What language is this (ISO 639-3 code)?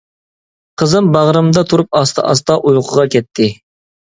uig